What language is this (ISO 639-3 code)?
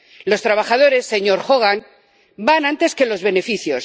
spa